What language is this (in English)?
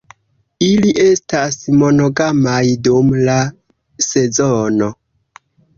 Esperanto